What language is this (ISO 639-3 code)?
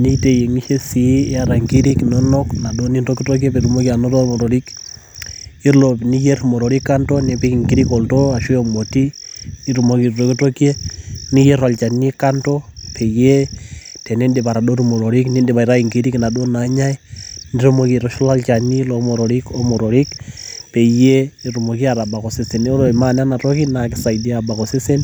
mas